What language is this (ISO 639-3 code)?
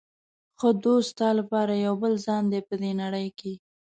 pus